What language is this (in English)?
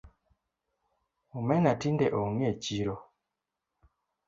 Luo (Kenya and Tanzania)